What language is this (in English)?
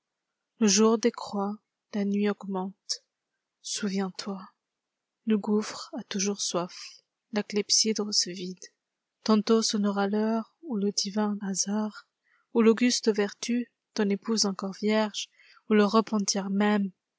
French